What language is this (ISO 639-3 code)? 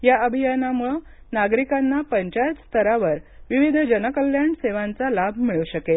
mar